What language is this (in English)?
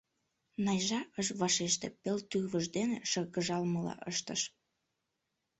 Mari